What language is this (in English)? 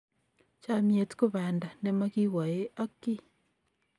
Kalenjin